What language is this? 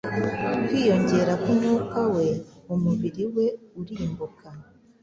Kinyarwanda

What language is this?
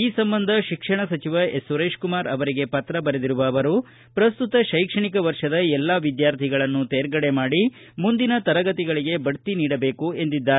Kannada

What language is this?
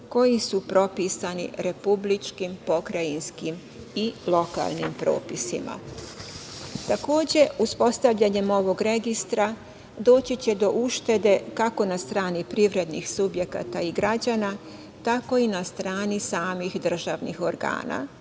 Serbian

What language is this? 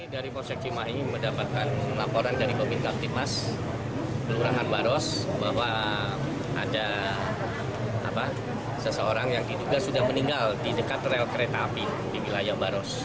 Indonesian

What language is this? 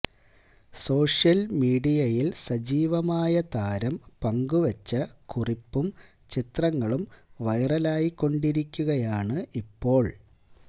Malayalam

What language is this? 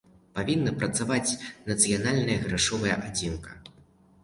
Belarusian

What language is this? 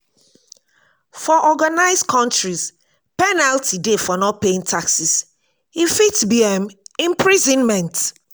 Nigerian Pidgin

